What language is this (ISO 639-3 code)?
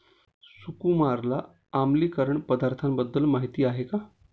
mar